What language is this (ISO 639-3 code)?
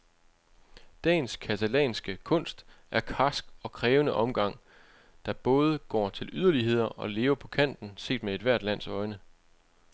dan